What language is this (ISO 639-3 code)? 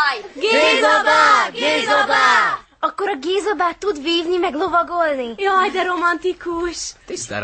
hun